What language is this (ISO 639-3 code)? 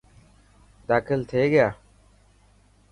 mki